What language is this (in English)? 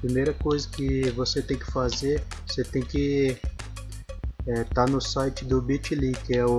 Portuguese